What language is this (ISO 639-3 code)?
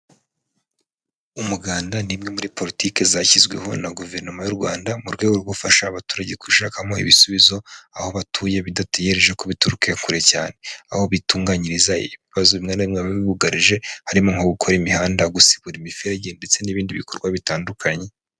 kin